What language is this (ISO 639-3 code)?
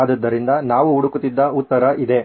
kan